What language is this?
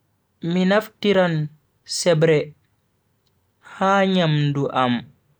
Bagirmi Fulfulde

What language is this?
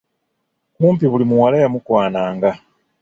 Ganda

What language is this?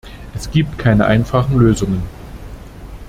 German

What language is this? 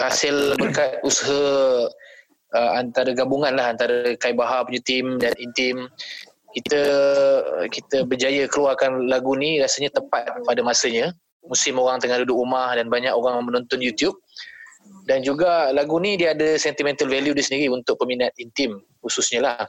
Malay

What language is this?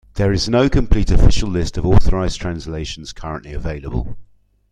English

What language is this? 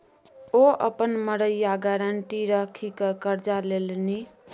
Maithili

